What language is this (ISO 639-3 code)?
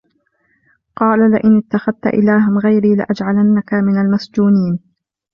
ara